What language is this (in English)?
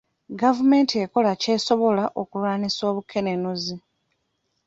Ganda